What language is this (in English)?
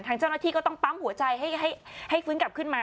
Thai